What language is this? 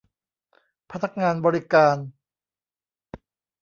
Thai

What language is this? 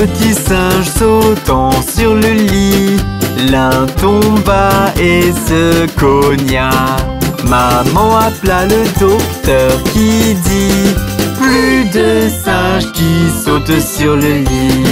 French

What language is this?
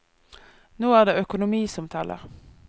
Norwegian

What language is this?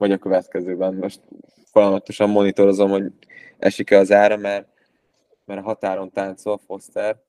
Hungarian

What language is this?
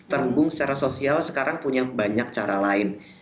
Indonesian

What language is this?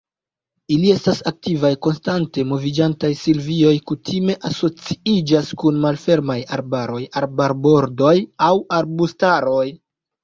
Esperanto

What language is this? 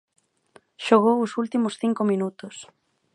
Galician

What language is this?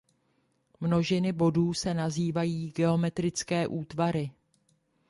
Czech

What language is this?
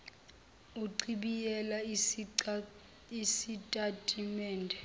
Zulu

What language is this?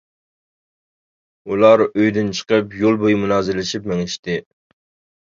Uyghur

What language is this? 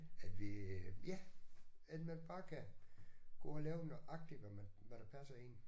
Danish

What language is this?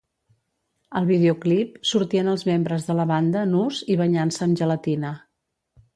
Catalan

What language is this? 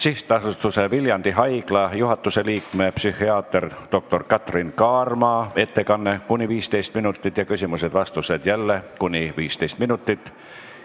Estonian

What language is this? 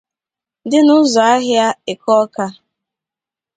Igbo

